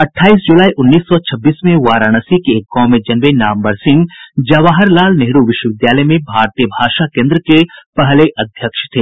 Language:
Hindi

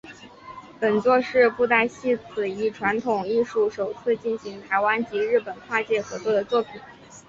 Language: Chinese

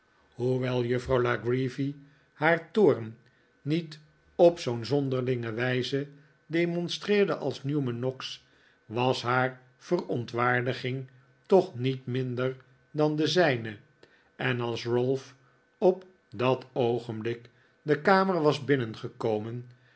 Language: Dutch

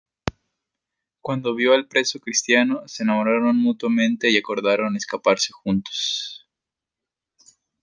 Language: Spanish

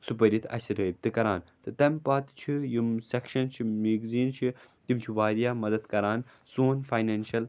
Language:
Kashmiri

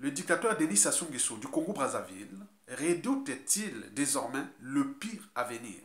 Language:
French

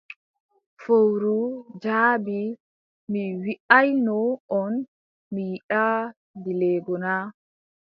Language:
Adamawa Fulfulde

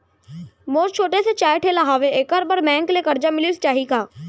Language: Chhattisgarhi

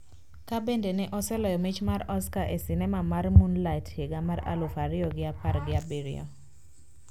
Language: Luo (Kenya and Tanzania)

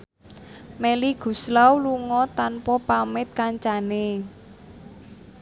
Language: Javanese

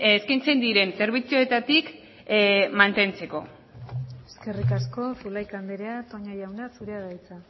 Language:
Basque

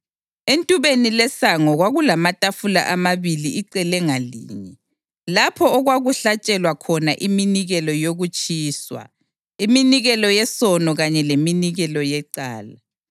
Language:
North Ndebele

